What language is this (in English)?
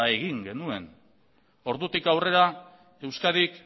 Basque